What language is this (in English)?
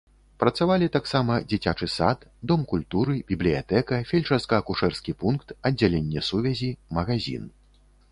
Belarusian